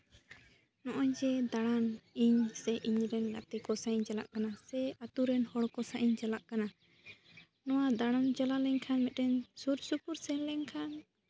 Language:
Santali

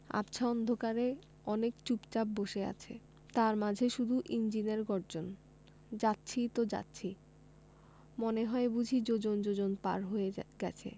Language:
Bangla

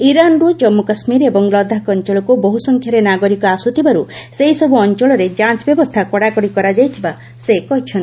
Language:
Odia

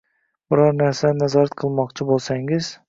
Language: Uzbek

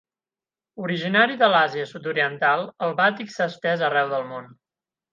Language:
Catalan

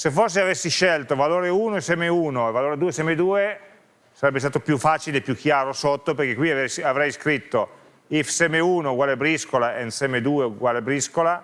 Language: Italian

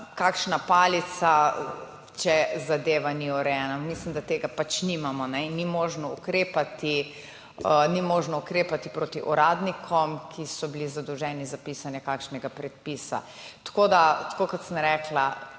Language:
Slovenian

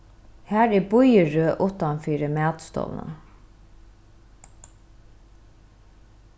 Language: Faroese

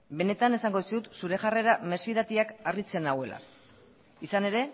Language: Basque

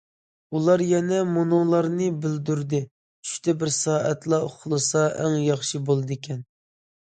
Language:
Uyghur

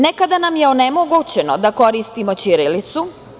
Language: Serbian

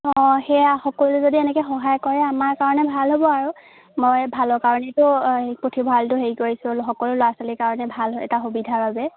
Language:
Assamese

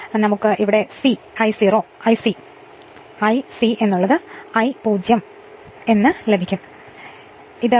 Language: Malayalam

